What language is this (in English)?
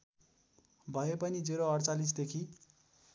Nepali